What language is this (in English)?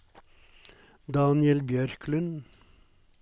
Norwegian